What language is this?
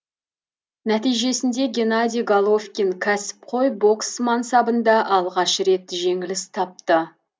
Kazakh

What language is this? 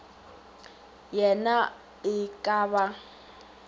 Northern Sotho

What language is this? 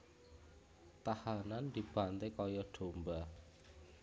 Javanese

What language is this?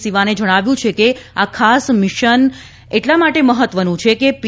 Gujarati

